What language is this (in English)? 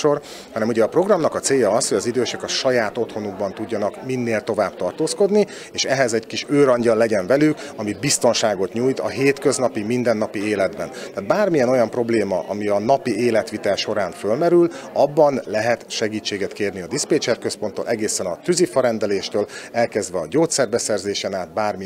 Hungarian